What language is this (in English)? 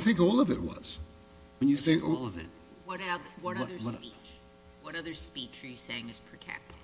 English